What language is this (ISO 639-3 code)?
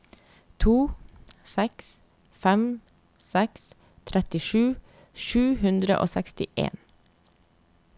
nor